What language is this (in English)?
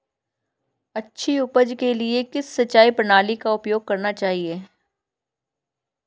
Hindi